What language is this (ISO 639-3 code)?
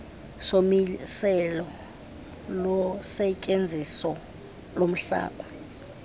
xho